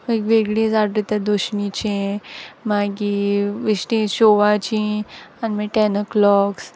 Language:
Konkani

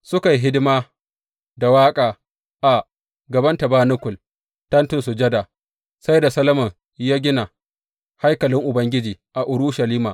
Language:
Hausa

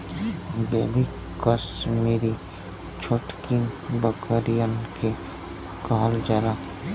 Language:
Bhojpuri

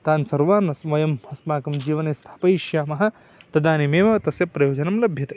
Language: Sanskrit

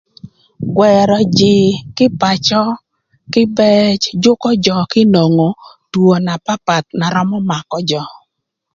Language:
Thur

